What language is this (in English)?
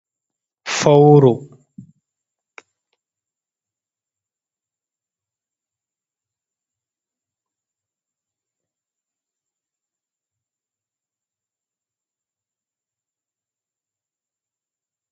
Fula